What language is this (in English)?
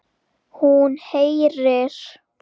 Icelandic